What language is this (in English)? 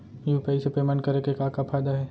Chhattisgarhi